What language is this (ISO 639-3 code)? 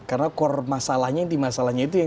ind